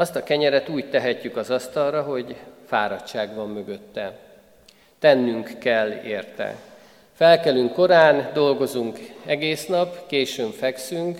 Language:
Hungarian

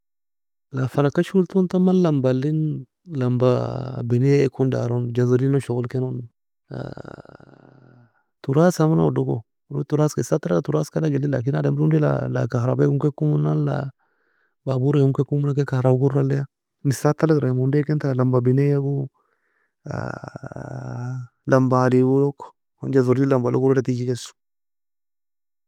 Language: Nobiin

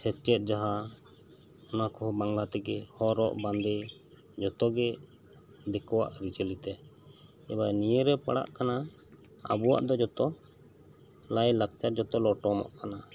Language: Santali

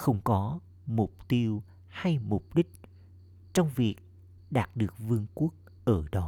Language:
Vietnamese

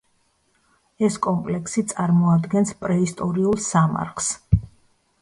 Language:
Georgian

